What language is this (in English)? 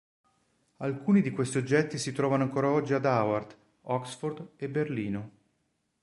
Italian